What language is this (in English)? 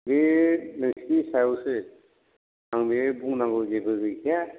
Bodo